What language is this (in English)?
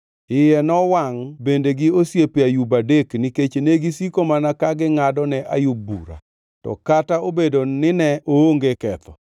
Luo (Kenya and Tanzania)